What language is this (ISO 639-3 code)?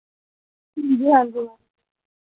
doi